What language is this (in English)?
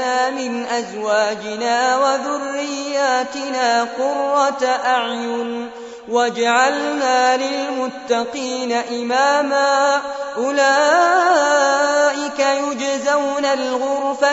Arabic